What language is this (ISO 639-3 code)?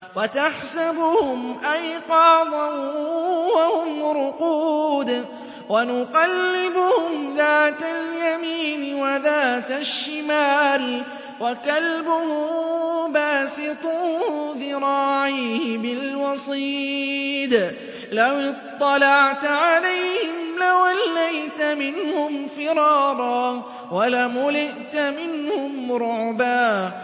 ara